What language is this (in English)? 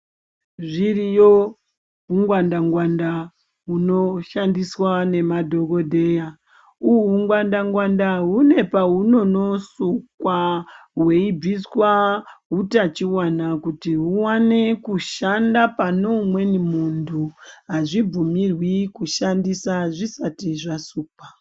Ndau